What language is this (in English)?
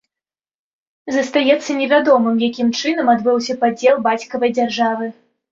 Belarusian